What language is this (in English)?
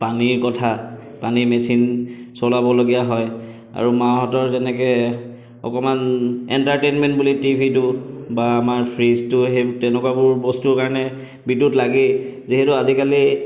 Assamese